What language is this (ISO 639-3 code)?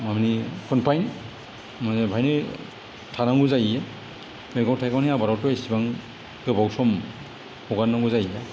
brx